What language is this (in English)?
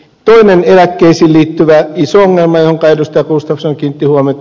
Finnish